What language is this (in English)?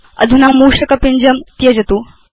Sanskrit